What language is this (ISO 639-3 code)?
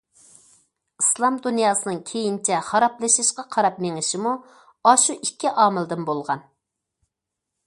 uig